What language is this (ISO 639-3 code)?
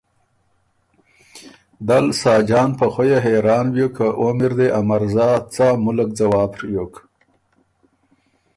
oru